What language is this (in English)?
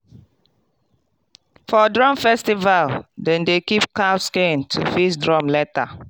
Nigerian Pidgin